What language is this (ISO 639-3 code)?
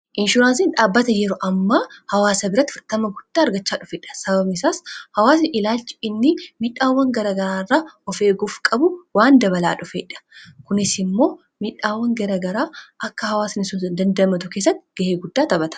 orm